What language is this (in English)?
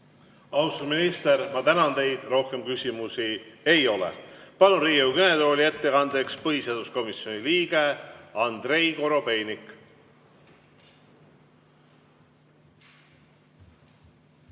Estonian